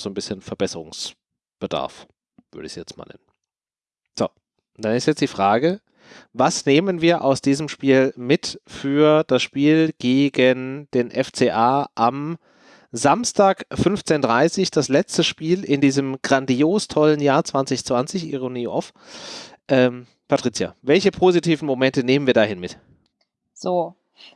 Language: German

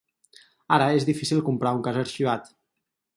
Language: Catalan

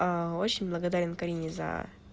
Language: Russian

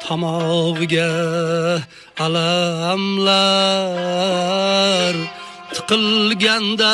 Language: Turkish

